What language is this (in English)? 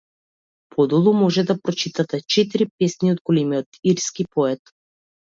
Macedonian